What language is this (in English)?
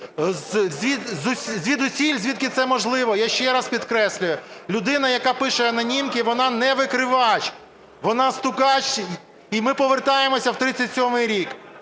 Ukrainian